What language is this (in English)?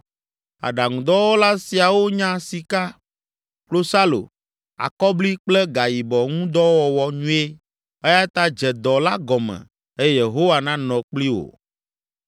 Ewe